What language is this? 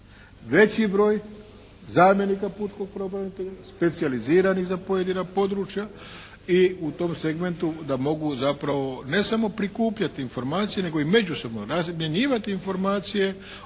Croatian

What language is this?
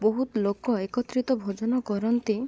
Odia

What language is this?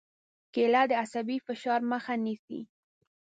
Pashto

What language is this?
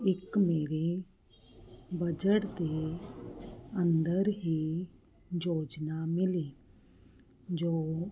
Punjabi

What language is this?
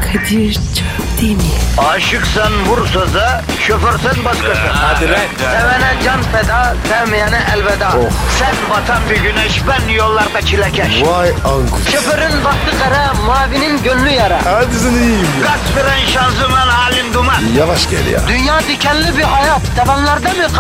Turkish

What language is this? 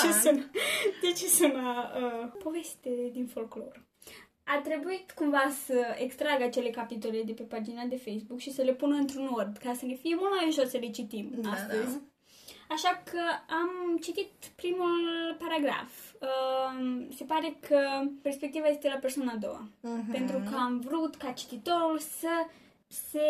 Romanian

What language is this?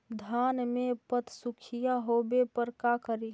Magahi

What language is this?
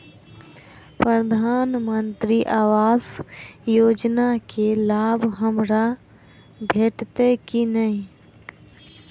Maithili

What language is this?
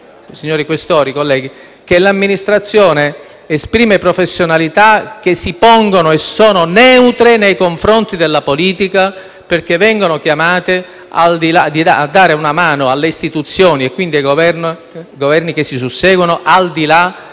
Italian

